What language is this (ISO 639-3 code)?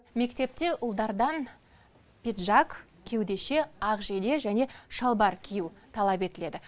kaz